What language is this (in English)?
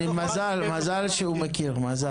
Hebrew